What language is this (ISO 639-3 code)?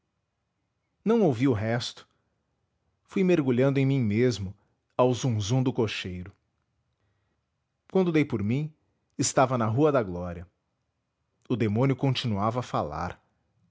por